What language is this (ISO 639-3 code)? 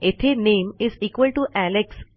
mar